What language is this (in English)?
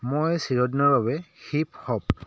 Assamese